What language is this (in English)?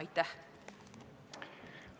Estonian